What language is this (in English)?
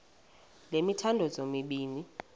Xhosa